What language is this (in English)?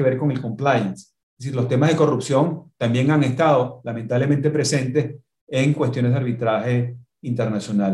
Spanish